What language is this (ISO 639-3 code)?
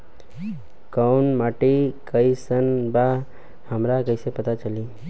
bho